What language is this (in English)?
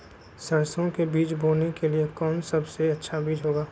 Magahi